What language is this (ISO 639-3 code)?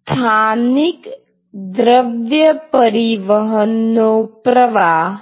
guj